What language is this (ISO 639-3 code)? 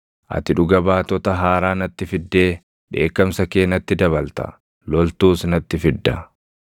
orm